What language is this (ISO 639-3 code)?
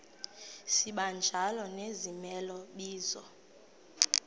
xho